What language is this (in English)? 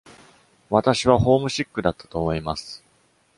Japanese